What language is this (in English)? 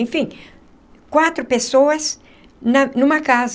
Portuguese